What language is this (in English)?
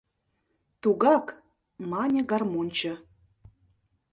Mari